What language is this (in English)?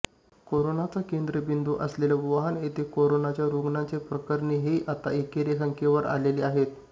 Marathi